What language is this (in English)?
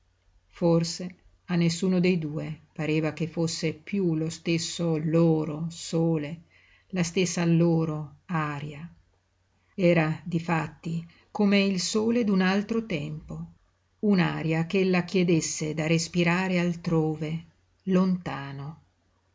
Italian